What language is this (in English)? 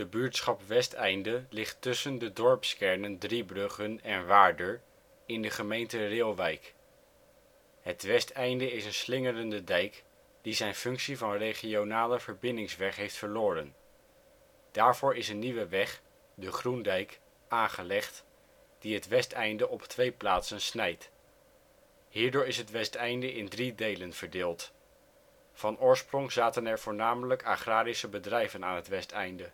Dutch